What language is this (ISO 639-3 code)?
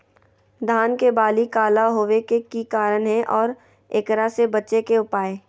mag